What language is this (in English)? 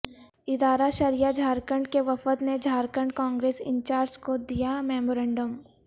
Urdu